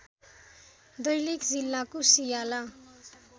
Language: Nepali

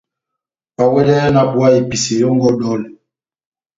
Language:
Batanga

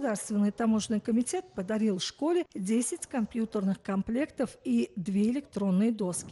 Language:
Russian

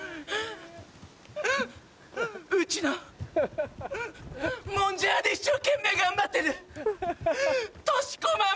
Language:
Japanese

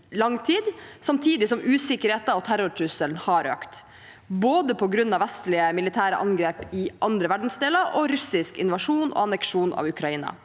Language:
Norwegian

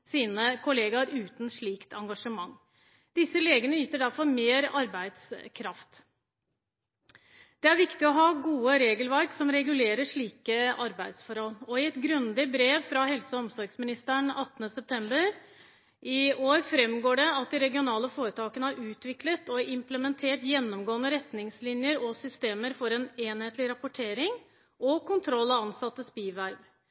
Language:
Norwegian Bokmål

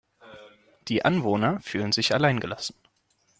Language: German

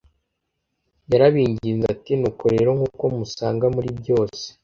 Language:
Kinyarwanda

